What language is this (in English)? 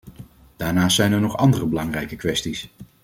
Dutch